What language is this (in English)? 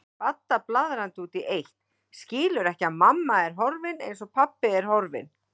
Icelandic